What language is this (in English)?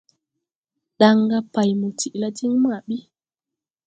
Tupuri